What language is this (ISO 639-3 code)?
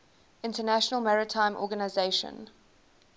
eng